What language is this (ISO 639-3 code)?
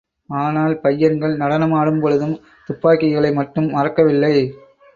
tam